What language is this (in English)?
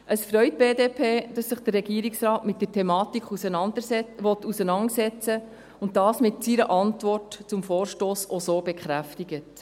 Swiss German